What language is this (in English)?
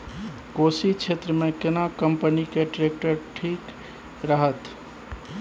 Maithili